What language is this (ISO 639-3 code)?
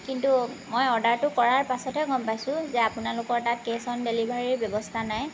asm